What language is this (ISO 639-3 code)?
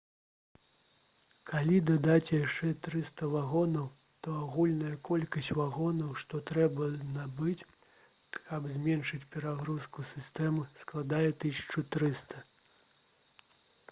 bel